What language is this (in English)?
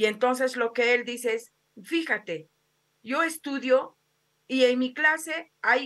Spanish